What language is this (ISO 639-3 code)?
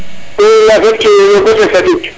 srr